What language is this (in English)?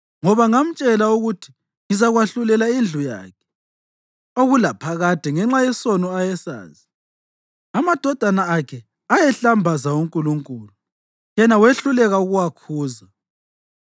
North Ndebele